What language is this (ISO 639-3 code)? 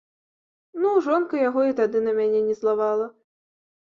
bel